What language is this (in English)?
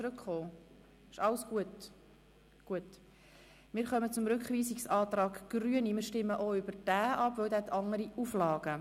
Swiss German